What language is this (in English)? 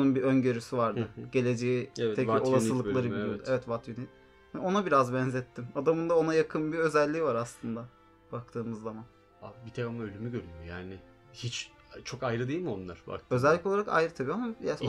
Turkish